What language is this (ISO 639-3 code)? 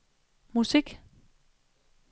dan